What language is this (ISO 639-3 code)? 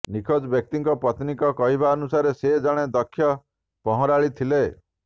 ori